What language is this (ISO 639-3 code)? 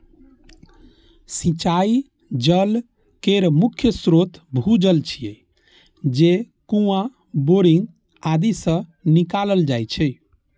mai